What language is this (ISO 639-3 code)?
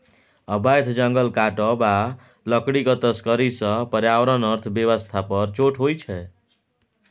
mai